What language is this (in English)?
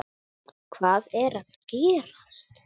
Icelandic